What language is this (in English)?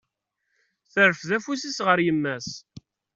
Kabyle